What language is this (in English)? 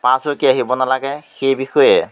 Assamese